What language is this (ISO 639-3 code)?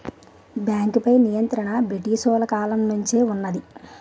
tel